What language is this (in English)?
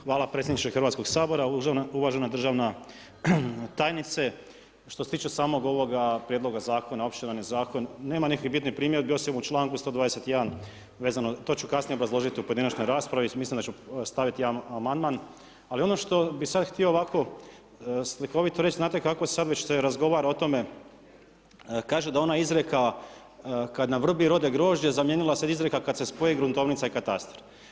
Croatian